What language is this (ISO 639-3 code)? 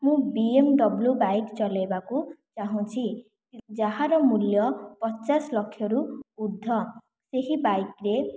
ori